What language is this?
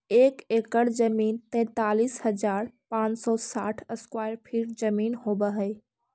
Magahi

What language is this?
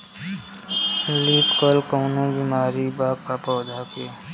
Bhojpuri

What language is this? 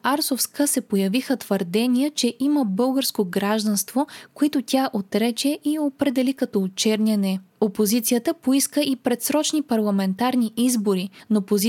Bulgarian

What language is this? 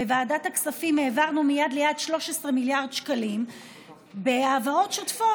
Hebrew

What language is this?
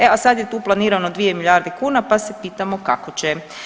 Croatian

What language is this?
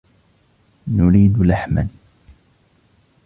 Arabic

